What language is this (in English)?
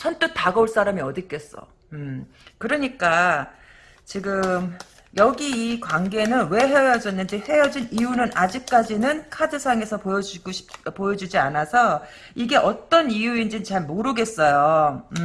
Korean